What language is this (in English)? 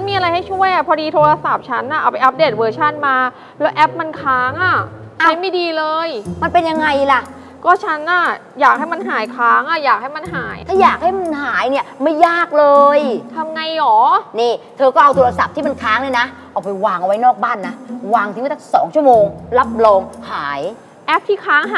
Thai